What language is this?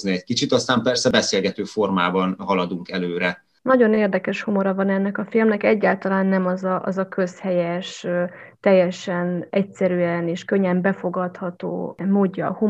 Hungarian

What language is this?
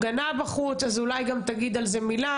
Hebrew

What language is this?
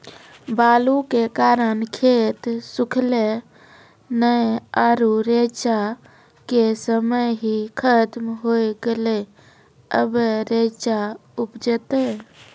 Maithili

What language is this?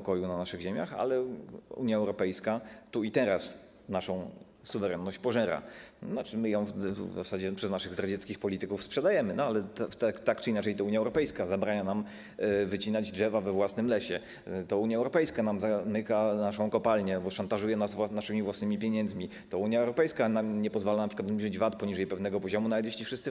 Polish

